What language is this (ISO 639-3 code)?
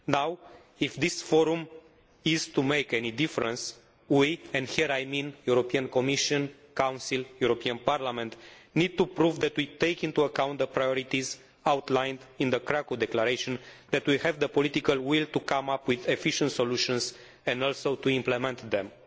eng